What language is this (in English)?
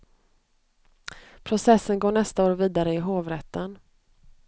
Swedish